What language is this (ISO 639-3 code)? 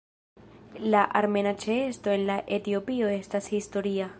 epo